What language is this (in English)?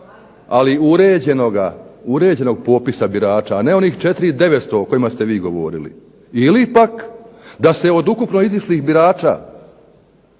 Croatian